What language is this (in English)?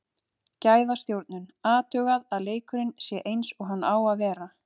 Icelandic